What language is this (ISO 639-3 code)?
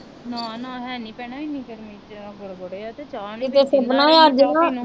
pan